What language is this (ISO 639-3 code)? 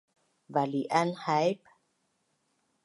bnn